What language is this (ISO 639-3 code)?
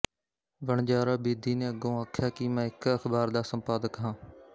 pan